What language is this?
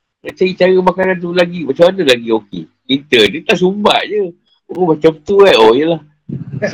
Malay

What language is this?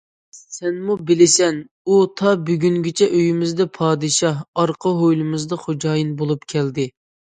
Uyghur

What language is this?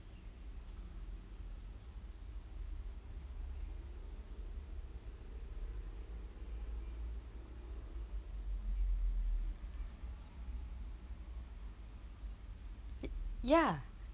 English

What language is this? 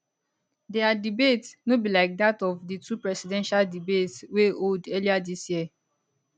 Nigerian Pidgin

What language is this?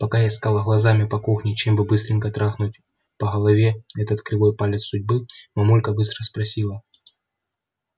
Russian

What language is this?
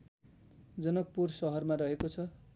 Nepali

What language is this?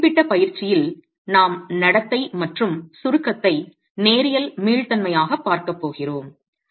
Tamil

